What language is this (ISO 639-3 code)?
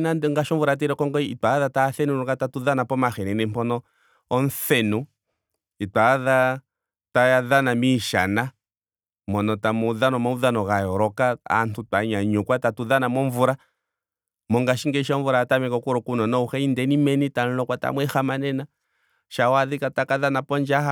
ndo